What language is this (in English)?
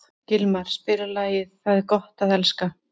Icelandic